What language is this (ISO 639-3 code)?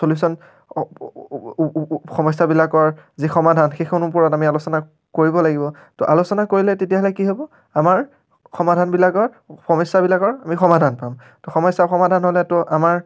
asm